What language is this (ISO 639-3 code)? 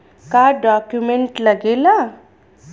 bho